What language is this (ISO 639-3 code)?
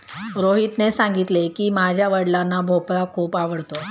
mar